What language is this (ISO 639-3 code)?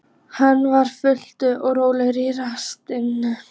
isl